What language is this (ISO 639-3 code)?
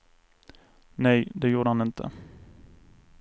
swe